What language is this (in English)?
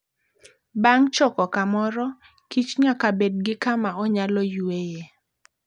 Luo (Kenya and Tanzania)